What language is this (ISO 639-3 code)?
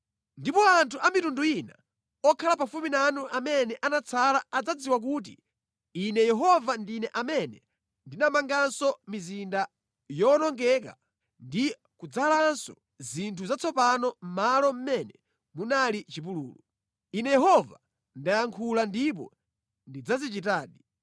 nya